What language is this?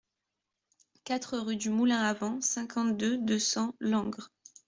French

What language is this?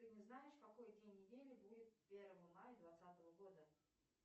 Russian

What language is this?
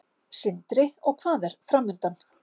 Icelandic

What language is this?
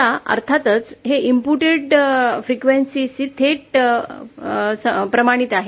Marathi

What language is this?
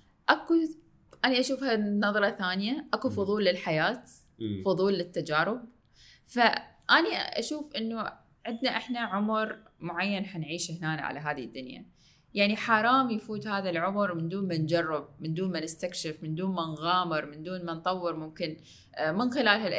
Arabic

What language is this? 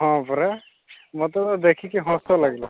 Odia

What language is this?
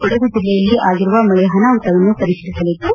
Kannada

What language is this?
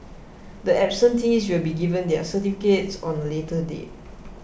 English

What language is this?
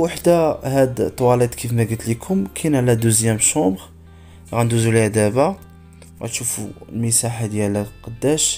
Arabic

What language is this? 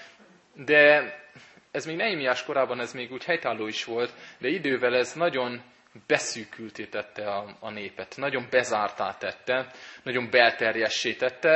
Hungarian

